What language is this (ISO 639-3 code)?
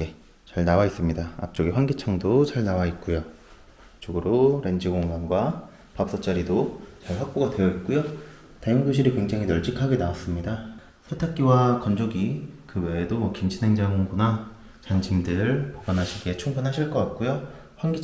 kor